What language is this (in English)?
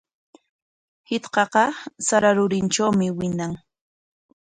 Corongo Ancash Quechua